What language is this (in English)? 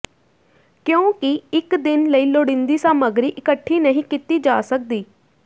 Punjabi